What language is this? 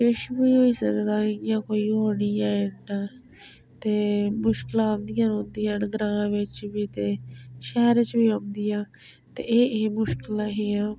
Dogri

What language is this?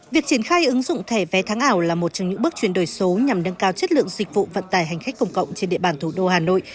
Vietnamese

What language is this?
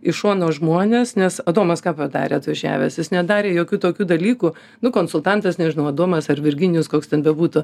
Lithuanian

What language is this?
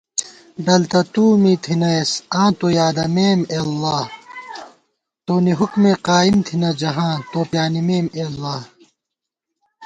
Gawar-Bati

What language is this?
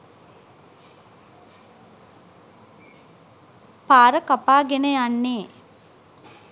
Sinhala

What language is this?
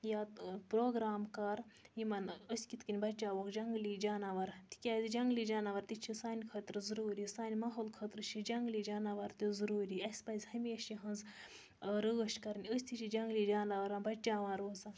Kashmiri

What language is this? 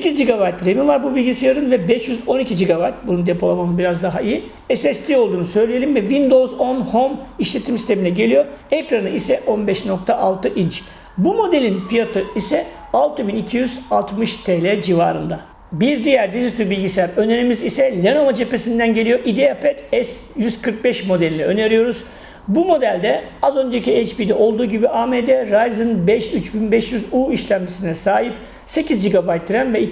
Turkish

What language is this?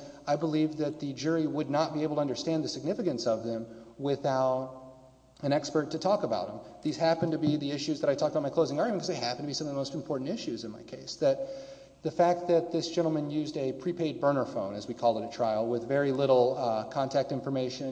English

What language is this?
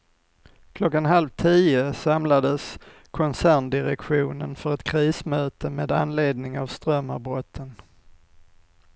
Swedish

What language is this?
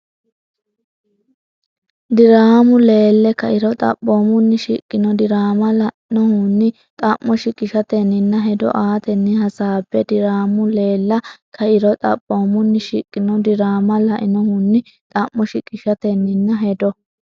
Sidamo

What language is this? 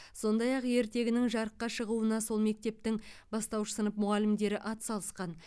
Kazakh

